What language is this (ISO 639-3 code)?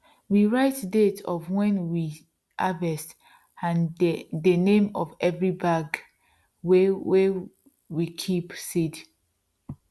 pcm